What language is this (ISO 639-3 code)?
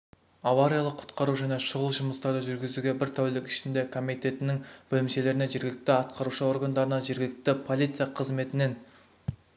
kaz